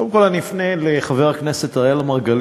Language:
Hebrew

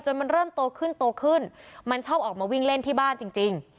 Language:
Thai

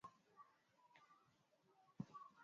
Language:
Swahili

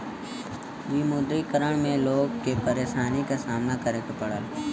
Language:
Bhojpuri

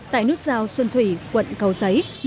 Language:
Vietnamese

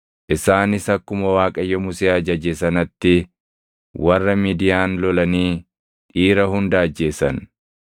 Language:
Oromo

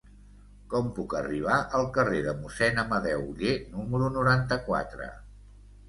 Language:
Catalan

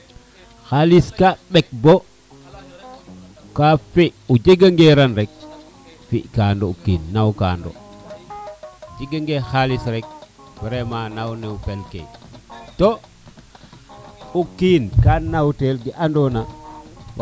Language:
Serer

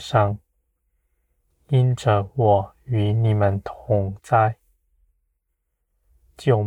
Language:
Chinese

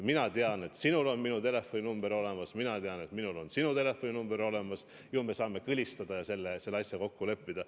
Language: Estonian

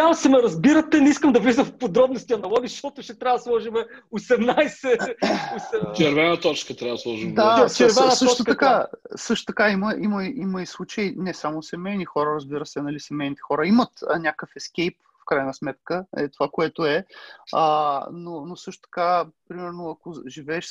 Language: Bulgarian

